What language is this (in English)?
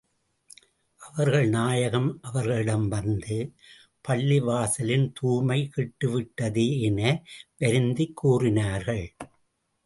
Tamil